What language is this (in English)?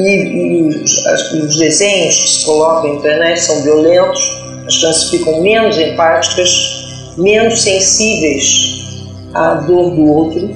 Portuguese